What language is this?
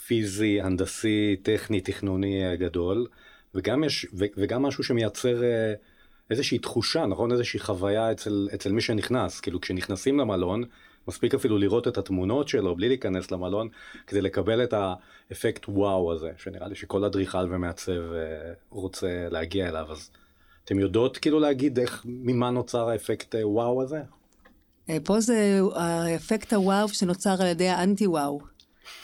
Hebrew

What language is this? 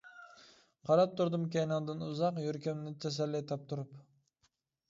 Uyghur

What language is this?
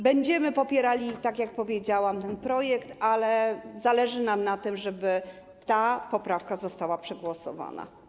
Polish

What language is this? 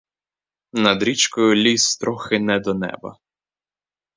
Ukrainian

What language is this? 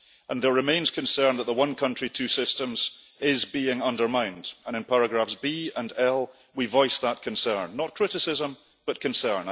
English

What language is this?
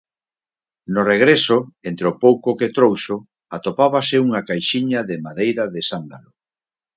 Galician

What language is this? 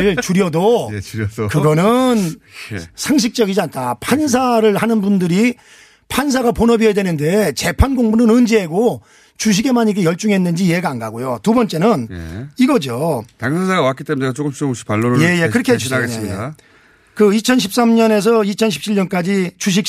Korean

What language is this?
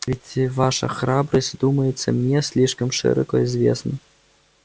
Russian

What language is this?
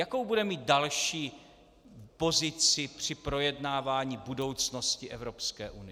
Czech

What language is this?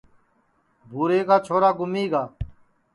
Sansi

